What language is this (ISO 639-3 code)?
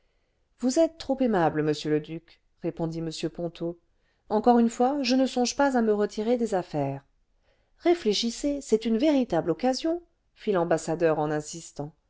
fra